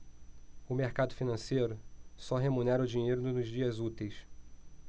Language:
Portuguese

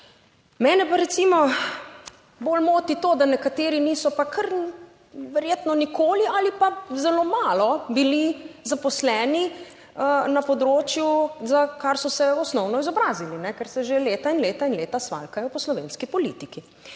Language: Slovenian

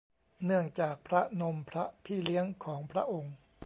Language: Thai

